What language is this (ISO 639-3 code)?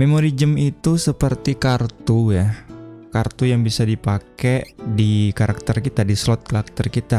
ind